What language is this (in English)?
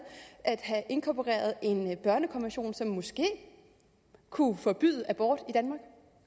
Danish